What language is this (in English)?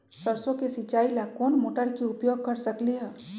Magahi